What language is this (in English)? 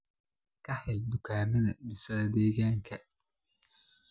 Somali